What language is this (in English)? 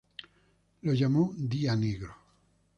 Spanish